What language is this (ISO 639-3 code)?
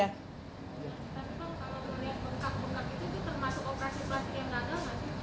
ind